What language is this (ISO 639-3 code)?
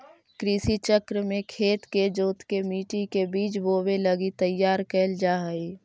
mag